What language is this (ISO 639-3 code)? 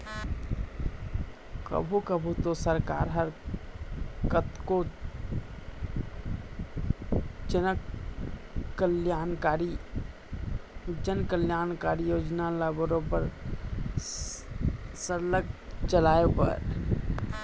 hne